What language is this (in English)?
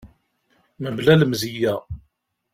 Kabyle